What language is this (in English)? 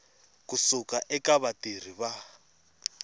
Tsonga